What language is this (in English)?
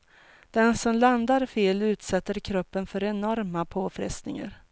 Swedish